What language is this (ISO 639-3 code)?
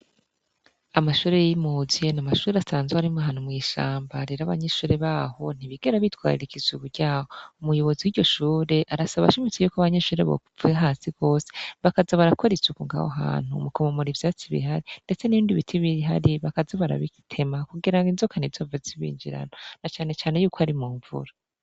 run